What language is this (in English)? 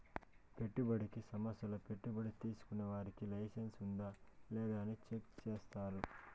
Telugu